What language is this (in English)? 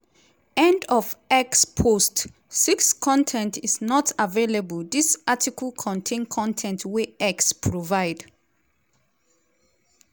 Nigerian Pidgin